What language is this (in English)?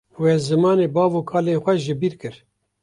Kurdish